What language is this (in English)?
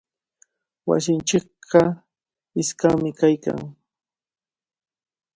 Cajatambo North Lima Quechua